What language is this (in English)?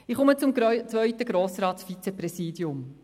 Swiss German